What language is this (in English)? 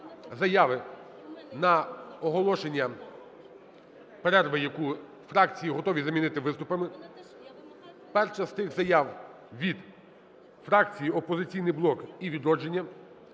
Ukrainian